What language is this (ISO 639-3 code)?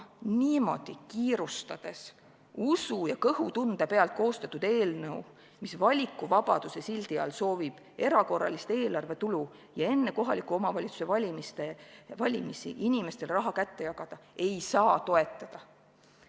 est